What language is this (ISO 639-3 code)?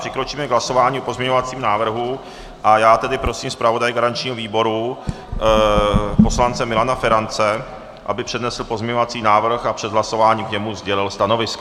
ces